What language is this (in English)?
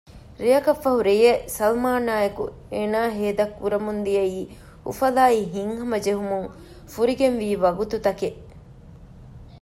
Divehi